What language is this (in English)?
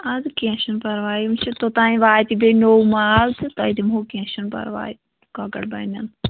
Kashmiri